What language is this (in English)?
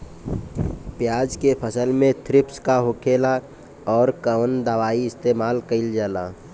Bhojpuri